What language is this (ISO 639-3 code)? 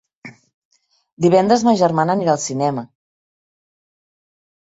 cat